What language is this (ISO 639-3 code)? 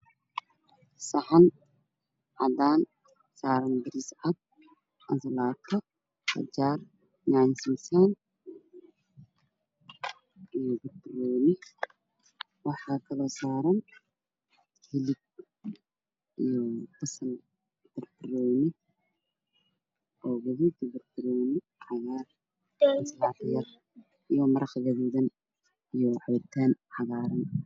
som